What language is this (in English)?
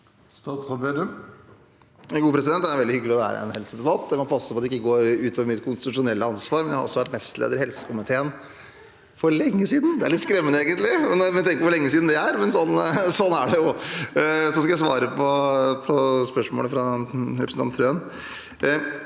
Norwegian